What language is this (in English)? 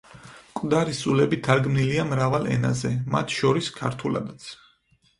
Georgian